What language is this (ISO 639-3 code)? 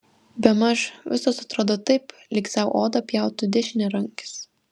lit